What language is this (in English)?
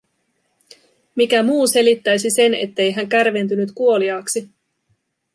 Finnish